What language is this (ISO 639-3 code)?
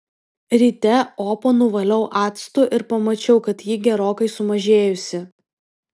lit